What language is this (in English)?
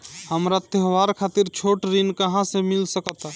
Bhojpuri